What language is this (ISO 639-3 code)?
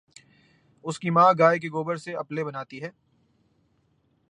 urd